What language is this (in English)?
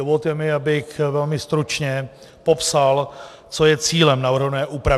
Czech